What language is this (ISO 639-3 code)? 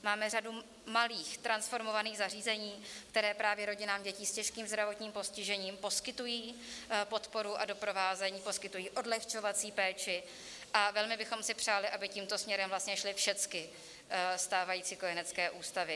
ces